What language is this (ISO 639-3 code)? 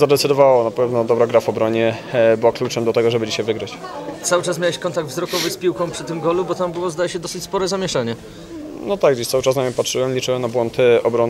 pol